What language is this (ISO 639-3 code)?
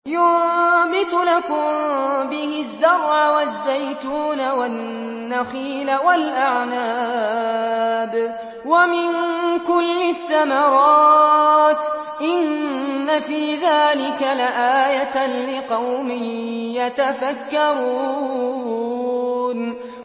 ara